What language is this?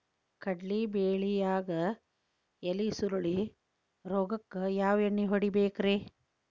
Kannada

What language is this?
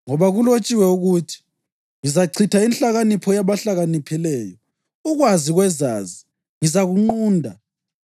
North Ndebele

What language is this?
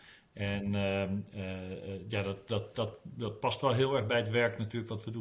Dutch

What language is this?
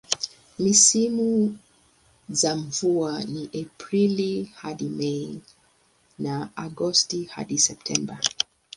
Swahili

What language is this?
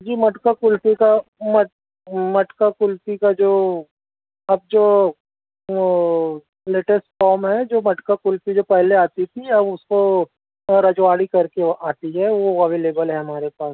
Urdu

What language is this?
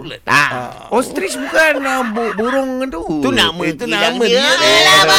Malay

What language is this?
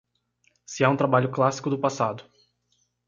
Portuguese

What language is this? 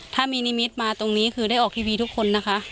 Thai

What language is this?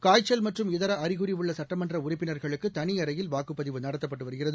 Tamil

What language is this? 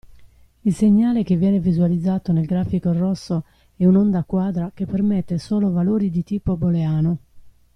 Italian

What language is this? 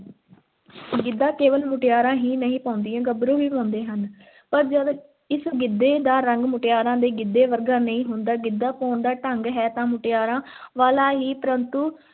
Punjabi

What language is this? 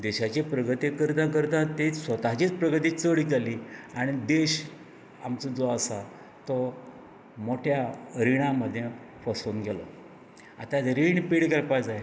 Konkani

